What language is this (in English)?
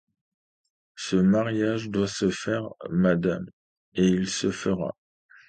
French